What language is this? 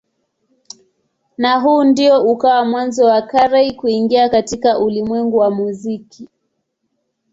Swahili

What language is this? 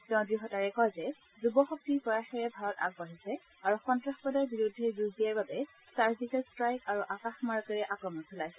Assamese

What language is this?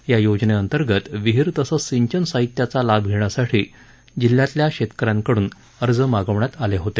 Marathi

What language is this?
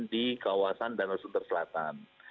Indonesian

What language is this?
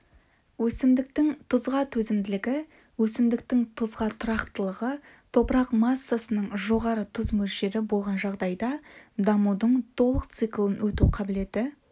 Kazakh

